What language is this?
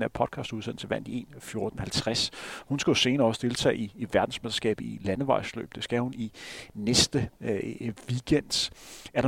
Danish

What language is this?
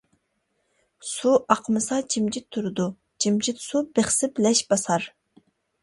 Uyghur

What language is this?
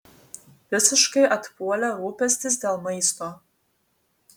Lithuanian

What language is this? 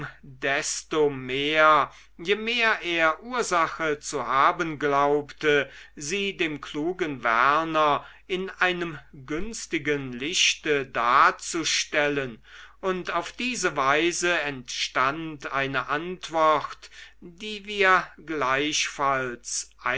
German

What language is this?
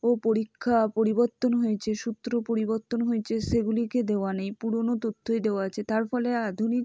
Bangla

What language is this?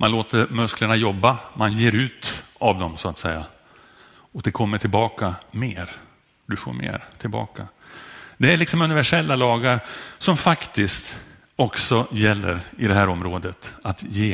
Swedish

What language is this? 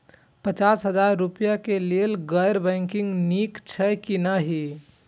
Maithili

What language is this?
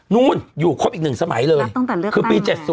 Thai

